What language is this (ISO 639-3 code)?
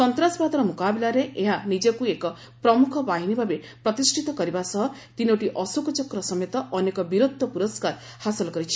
ori